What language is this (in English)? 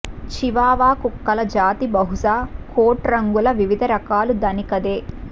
Telugu